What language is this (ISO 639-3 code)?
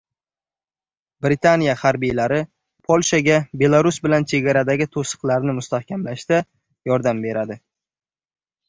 uzb